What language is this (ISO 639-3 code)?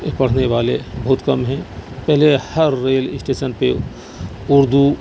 urd